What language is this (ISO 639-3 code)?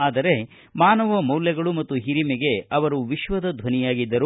kan